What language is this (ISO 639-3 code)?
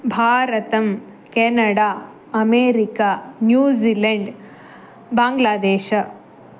san